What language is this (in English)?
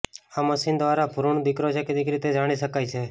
Gujarati